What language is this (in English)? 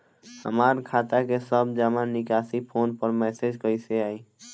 Bhojpuri